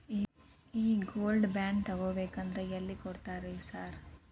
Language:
Kannada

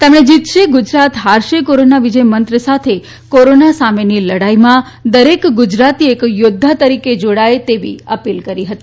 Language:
Gujarati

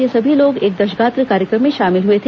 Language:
Hindi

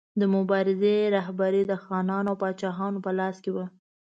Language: Pashto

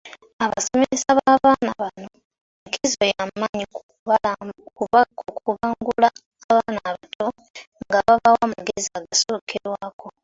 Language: Ganda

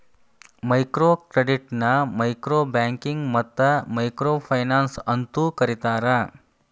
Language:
Kannada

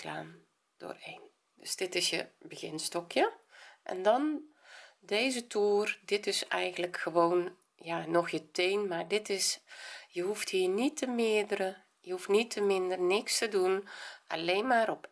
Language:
Dutch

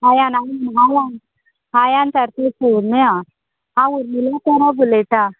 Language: Konkani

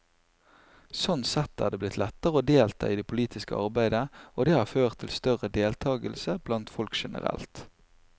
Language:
Norwegian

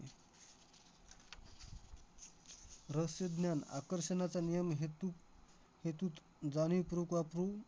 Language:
Marathi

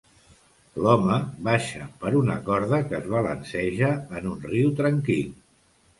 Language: Catalan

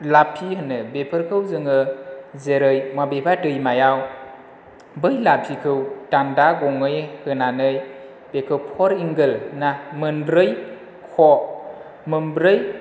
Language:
Bodo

